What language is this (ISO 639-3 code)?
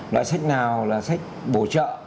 vie